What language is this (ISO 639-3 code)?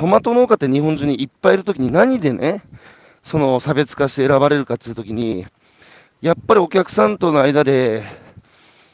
jpn